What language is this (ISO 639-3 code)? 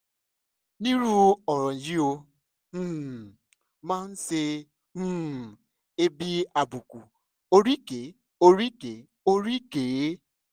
yor